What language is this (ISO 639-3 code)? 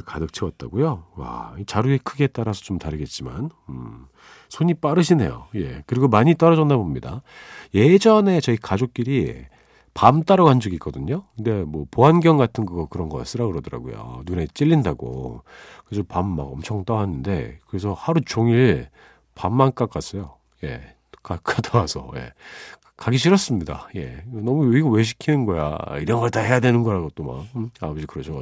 kor